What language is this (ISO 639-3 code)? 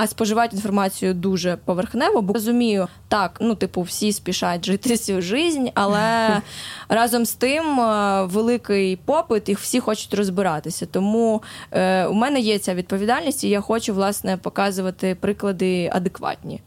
ukr